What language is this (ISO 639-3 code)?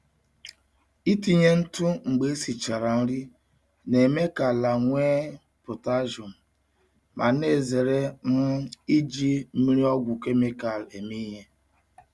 ibo